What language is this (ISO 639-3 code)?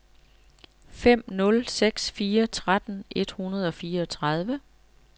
dan